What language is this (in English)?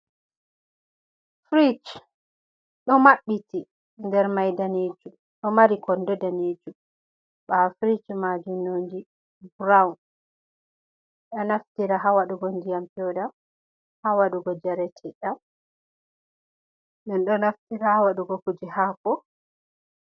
Fula